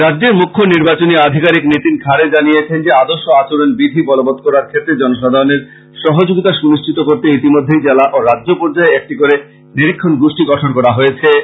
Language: Bangla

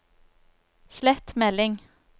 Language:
Norwegian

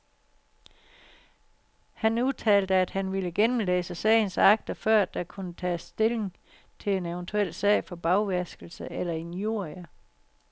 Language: Danish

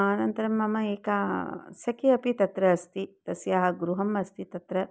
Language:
Sanskrit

